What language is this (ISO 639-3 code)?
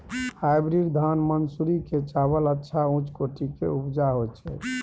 mai